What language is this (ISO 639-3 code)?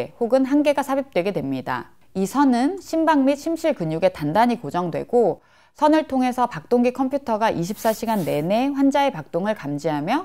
kor